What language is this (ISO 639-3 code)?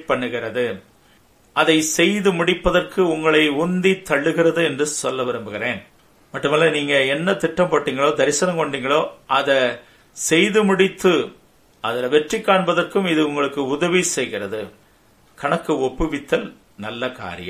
tam